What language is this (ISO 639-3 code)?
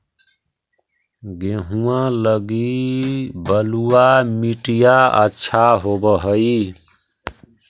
mag